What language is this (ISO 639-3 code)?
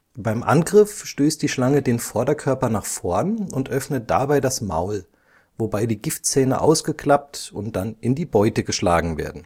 deu